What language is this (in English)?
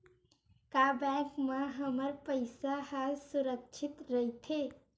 Chhattisgarhi